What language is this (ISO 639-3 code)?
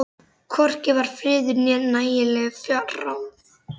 isl